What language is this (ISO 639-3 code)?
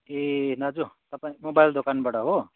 nep